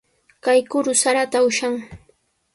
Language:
Sihuas Ancash Quechua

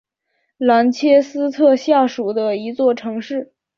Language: Chinese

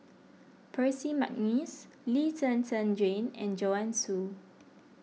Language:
English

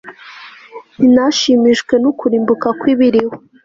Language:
Kinyarwanda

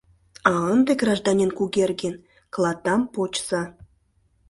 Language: Mari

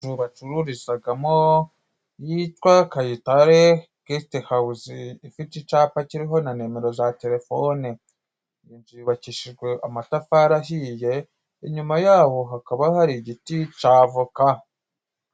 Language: Kinyarwanda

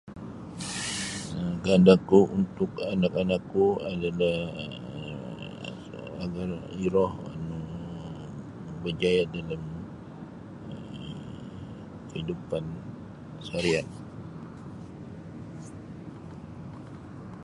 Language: Sabah Bisaya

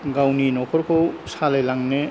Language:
Bodo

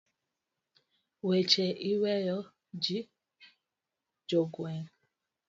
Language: Luo (Kenya and Tanzania)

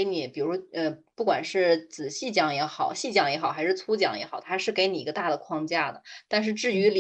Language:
Chinese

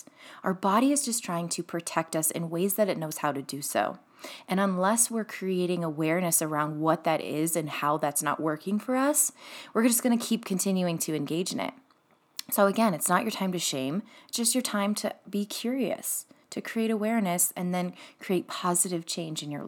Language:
English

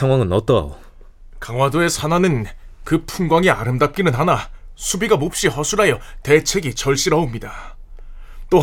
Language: Korean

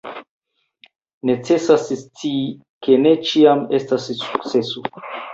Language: Esperanto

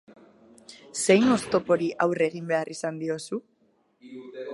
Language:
Basque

